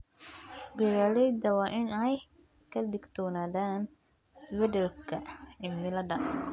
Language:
Somali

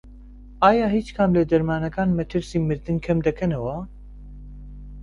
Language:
Central Kurdish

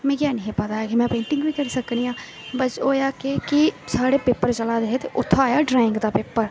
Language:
Dogri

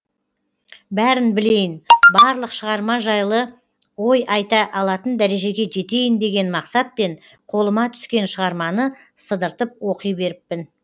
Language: Kazakh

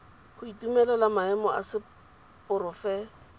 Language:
Tswana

